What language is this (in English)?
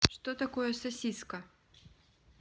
Russian